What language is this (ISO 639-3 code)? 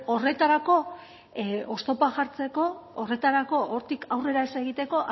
eus